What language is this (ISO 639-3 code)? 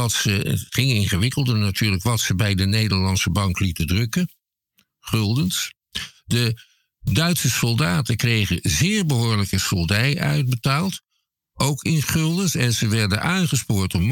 nld